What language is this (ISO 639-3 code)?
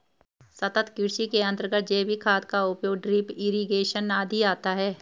hin